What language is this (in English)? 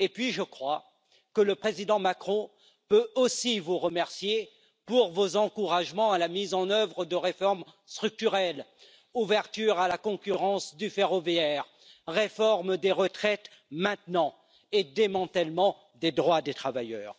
French